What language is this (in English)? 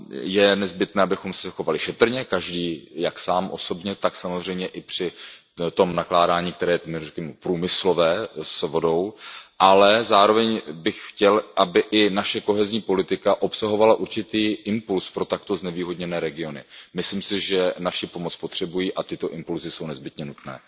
Czech